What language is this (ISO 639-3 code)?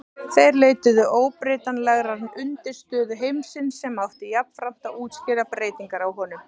isl